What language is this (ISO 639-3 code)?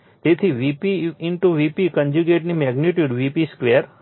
guj